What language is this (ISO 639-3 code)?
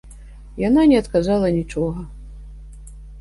bel